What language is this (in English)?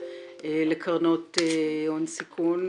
Hebrew